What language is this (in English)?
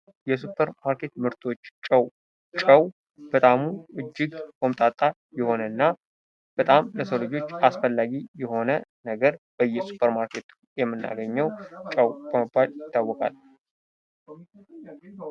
Amharic